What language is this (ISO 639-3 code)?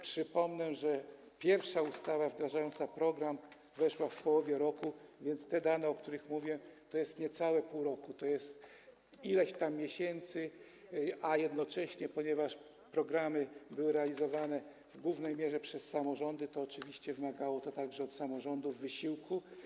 pol